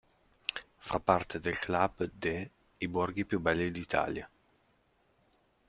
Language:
Italian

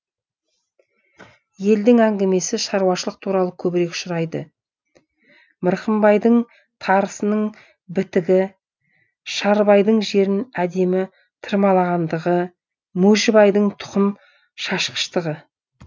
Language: Kazakh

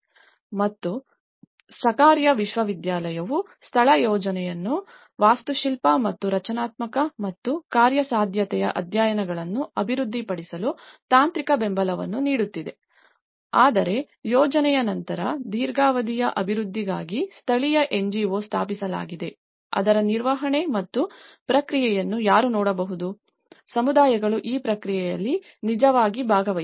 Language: Kannada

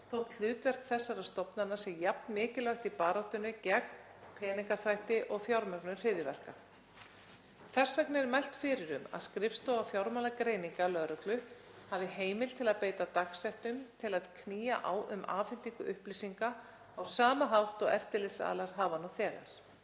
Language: Icelandic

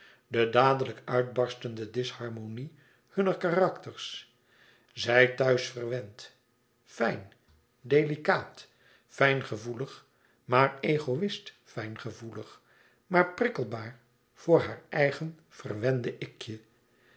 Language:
Dutch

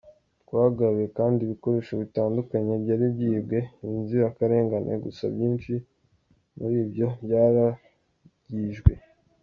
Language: Kinyarwanda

